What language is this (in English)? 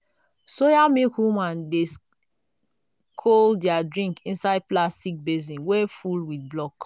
Nigerian Pidgin